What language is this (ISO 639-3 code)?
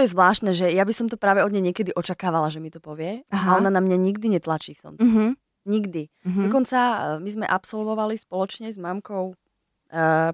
slk